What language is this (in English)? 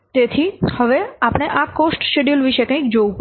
Gujarati